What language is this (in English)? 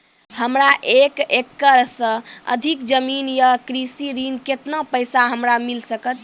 Maithili